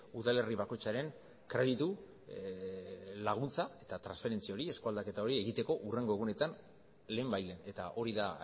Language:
Basque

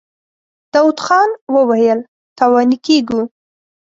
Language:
Pashto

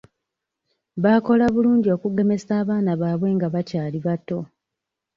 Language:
Ganda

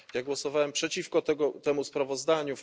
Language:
Polish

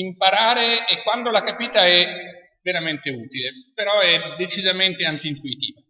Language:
Italian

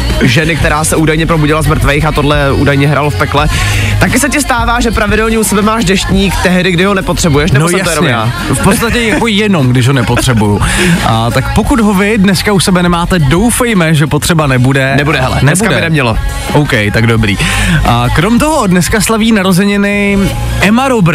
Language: Czech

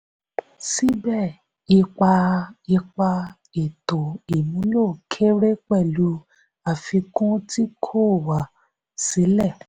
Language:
Yoruba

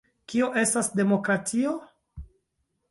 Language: Esperanto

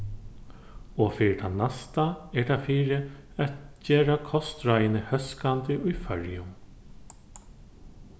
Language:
Faroese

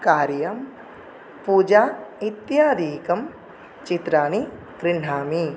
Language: Sanskrit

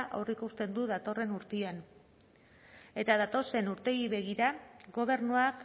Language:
Basque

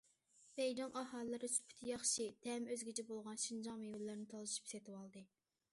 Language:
Uyghur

